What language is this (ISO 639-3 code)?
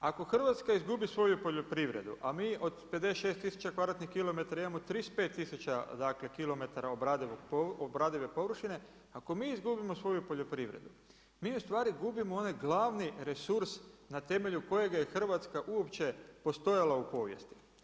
hrv